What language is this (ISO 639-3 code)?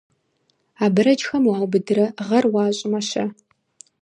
kbd